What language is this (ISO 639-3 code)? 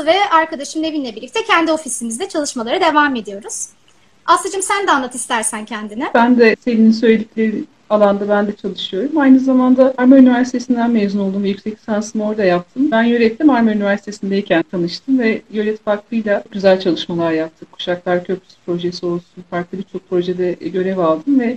tur